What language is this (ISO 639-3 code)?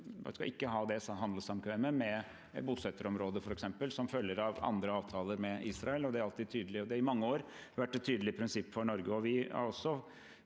nor